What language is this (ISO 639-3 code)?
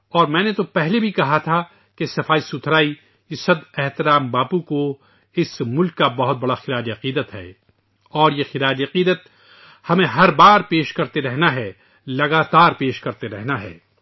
urd